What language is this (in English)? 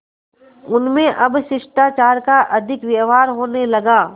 Hindi